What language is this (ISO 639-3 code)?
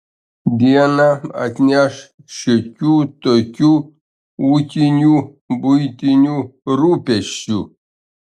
lit